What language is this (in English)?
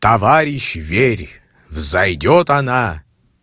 Russian